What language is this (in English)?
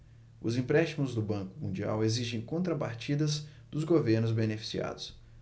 Portuguese